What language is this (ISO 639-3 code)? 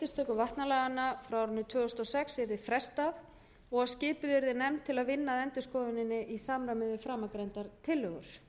isl